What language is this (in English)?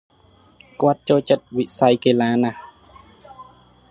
Khmer